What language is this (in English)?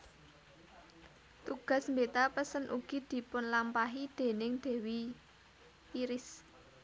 Javanese